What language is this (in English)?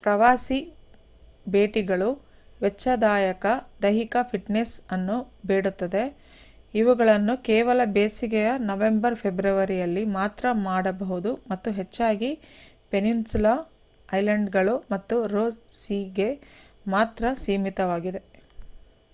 Kannada